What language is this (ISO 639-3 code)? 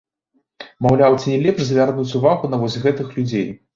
bel